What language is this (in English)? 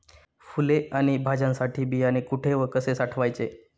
Marathi